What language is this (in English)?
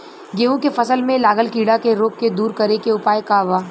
Bhojpuri